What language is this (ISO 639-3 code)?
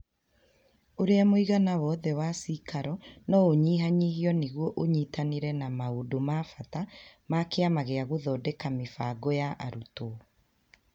kik